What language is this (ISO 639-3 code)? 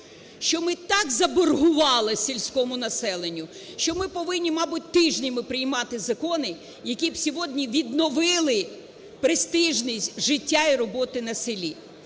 ukr